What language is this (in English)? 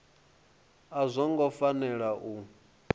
Venda